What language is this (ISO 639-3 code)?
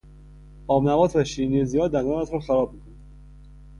fas